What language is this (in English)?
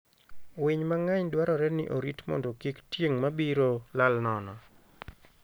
Luo (Kenya and Tanzania)